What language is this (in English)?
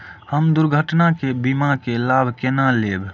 Maithili